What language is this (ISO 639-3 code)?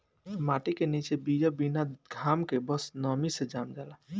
bho